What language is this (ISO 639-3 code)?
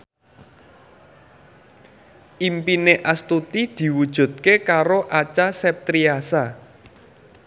jav